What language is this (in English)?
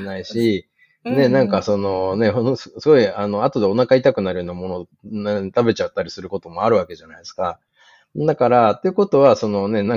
Japanese